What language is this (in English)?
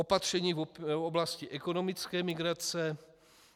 Czech